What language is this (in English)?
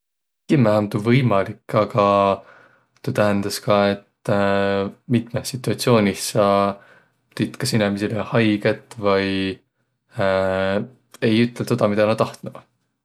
Võro